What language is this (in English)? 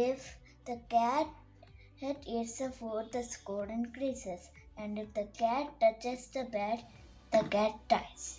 English